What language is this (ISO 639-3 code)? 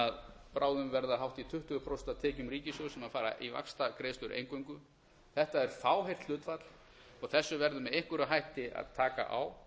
isl